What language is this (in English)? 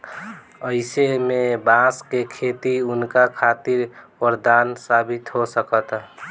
Bhojpuri